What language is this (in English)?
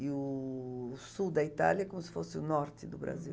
Portuguese